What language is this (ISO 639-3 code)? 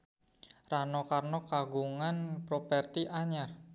sun